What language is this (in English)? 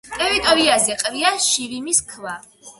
Georgian